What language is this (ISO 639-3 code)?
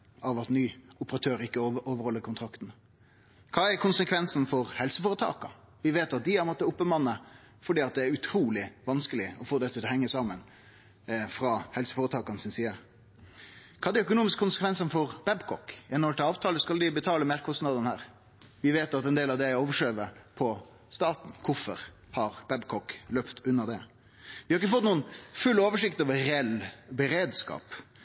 nno